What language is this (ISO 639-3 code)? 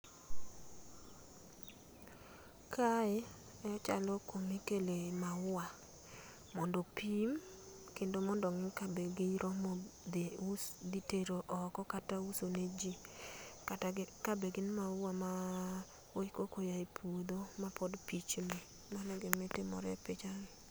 luo